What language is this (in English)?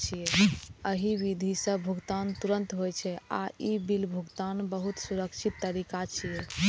Maithili